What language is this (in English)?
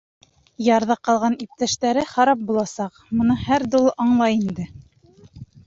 Bashkir